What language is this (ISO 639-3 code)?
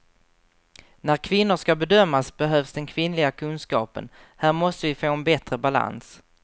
swe